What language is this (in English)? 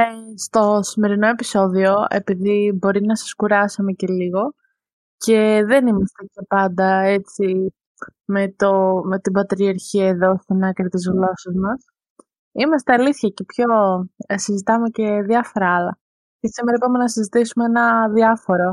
Greek